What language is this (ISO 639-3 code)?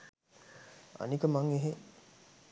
sin